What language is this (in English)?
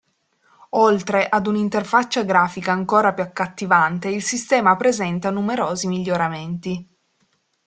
Italian